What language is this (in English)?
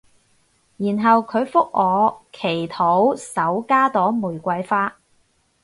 Cantonese